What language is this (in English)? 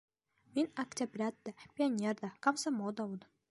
Bashkir